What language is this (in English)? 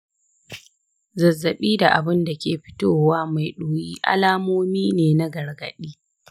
Hausa